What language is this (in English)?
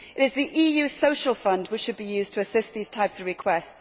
English